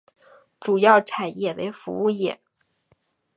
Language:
Chinese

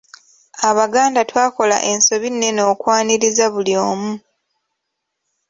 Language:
Ganda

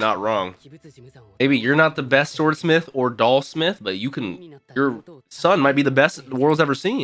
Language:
English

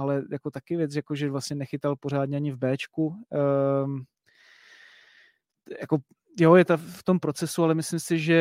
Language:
Czech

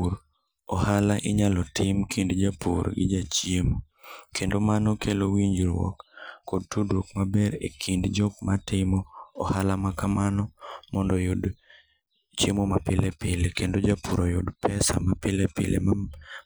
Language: Luo (Kenya and Tanzania)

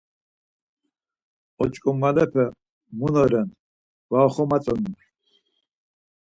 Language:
Laz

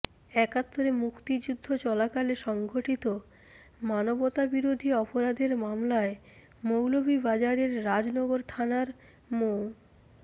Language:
Bangla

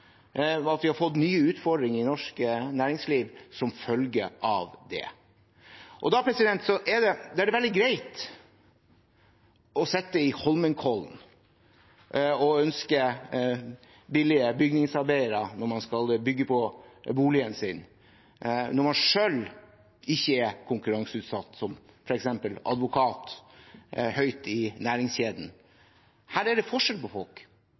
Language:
Norwegian Bokmål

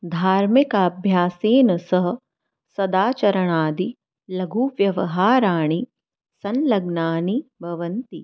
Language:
Sanskrit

